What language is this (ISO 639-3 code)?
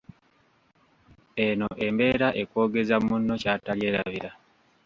lug